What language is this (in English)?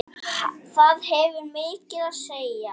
Icelandic